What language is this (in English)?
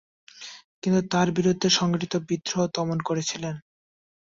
Bangla